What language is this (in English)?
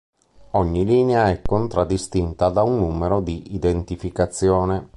Italian